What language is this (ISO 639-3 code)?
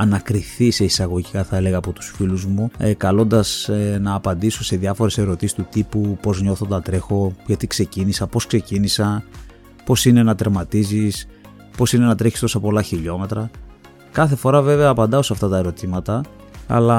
ell